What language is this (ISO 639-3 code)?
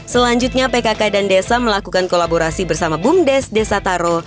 ind